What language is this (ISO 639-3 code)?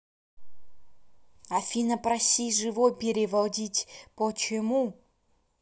rus